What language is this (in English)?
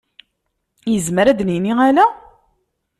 Kabyle